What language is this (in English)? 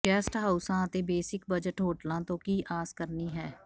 Punjabi